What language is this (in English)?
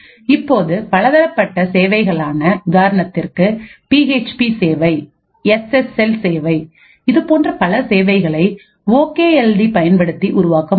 Tamil